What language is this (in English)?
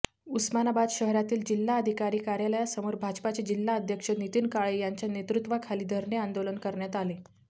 Marathi